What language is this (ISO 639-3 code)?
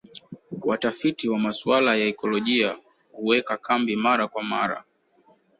swa